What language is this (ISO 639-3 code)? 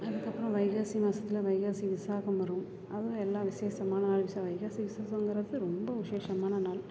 tam